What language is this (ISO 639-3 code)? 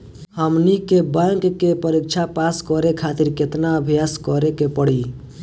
bho